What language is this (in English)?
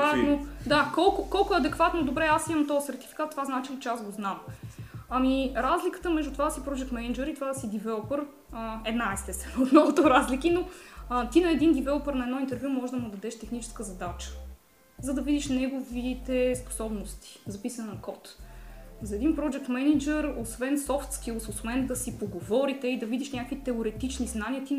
Bulgarian